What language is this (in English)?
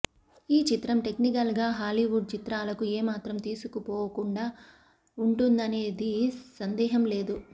Telugu